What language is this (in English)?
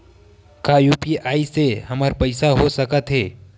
Chhattisgarhi